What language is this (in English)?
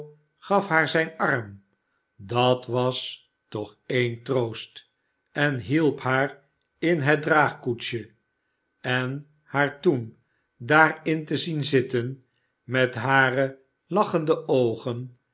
Dutch